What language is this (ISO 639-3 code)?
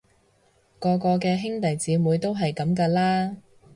yue